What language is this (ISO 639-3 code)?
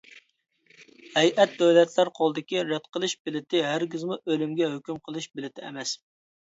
uig